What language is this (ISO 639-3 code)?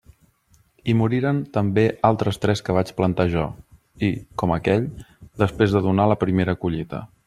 cat